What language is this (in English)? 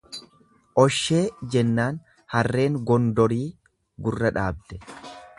Oromo